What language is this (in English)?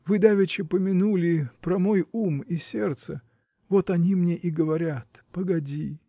Russian